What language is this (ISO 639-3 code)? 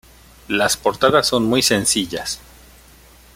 spa